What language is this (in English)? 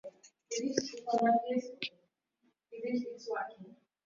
Swahili